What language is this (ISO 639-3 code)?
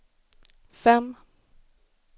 swe